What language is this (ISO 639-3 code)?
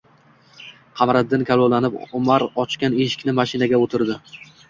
uzb